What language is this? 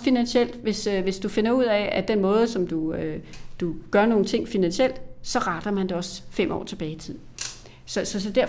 Danish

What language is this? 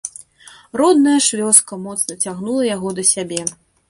Belarusian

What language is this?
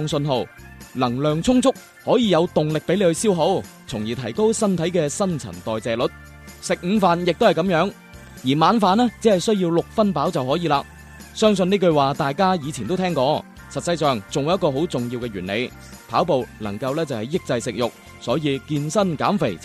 Chinese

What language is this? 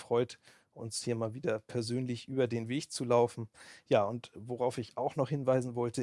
German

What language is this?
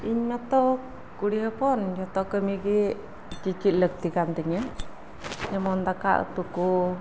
Santali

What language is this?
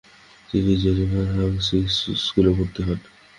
Bangla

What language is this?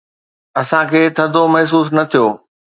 Sindhi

